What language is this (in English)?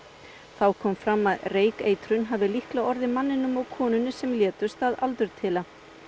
Icelandic